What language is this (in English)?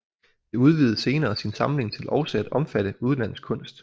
Danish